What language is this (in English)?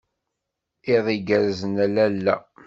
Kabyle